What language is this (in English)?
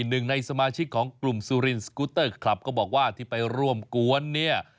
Thai